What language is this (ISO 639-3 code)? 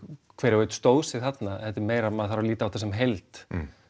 isl